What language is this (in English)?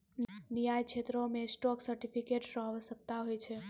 Maithili